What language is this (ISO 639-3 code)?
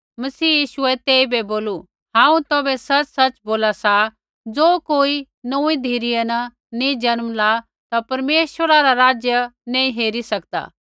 kfx